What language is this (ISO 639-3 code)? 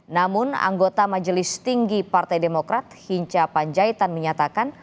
ind